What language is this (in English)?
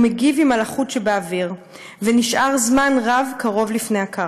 Hebrew